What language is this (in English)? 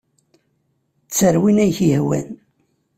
Kabyle